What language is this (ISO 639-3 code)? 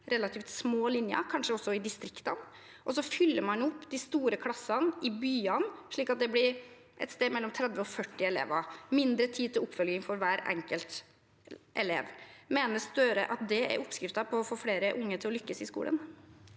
nor